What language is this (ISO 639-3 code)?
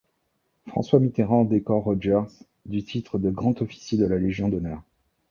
fra